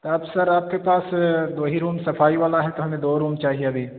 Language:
Urdu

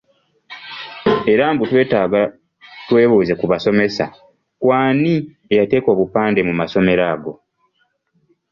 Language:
Ganda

